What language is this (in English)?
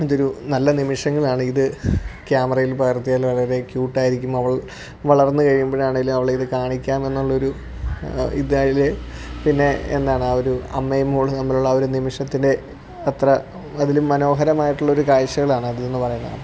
Malayalam